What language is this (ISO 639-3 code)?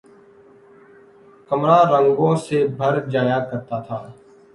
urd